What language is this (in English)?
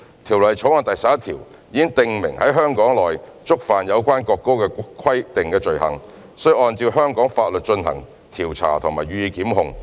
Cantonese